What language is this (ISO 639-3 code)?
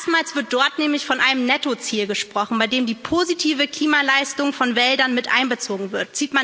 deu